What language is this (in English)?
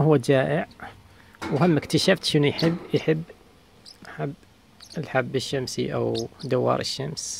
Arabic